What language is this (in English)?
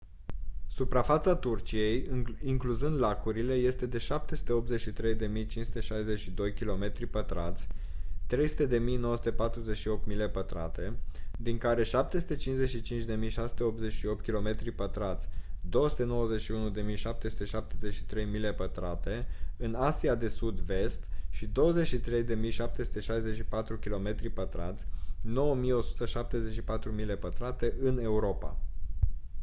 Romanian